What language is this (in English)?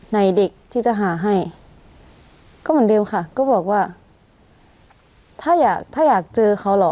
Thai